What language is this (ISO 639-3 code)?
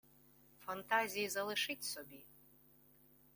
ukr